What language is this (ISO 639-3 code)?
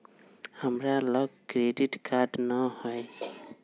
mag